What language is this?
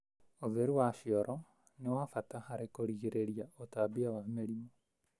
Kikuyu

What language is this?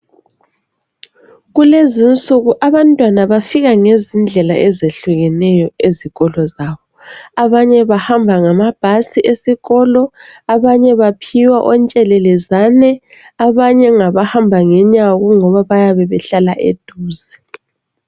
North Ndebele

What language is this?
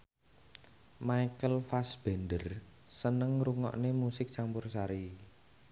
Javanese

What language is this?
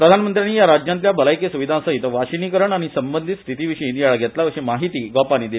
Konkani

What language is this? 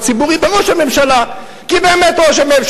Hebrew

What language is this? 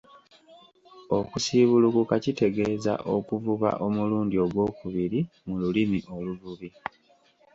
Ganda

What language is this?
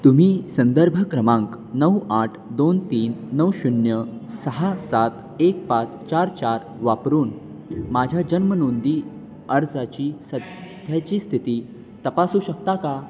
Marathi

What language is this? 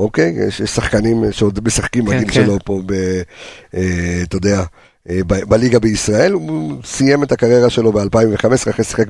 Hebrew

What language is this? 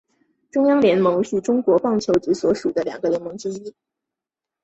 Chinese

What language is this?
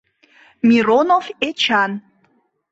Mari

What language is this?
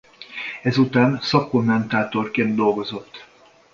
Hungarian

